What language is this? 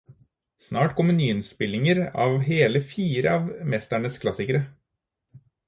Norwegian Bokmål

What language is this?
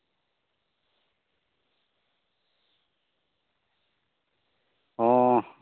Santali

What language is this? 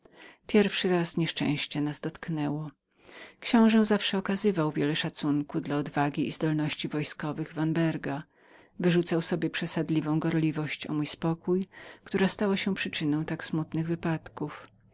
Polish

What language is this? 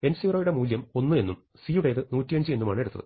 Malayalam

